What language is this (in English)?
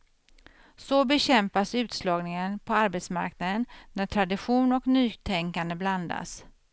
Swedish